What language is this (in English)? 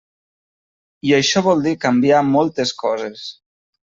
Catalan